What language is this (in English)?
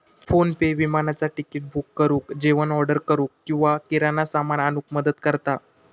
Marathi